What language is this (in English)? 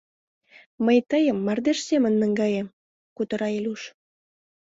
Mari